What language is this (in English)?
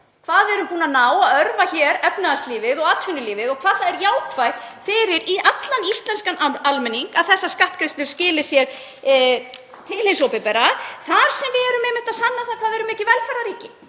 Icelandic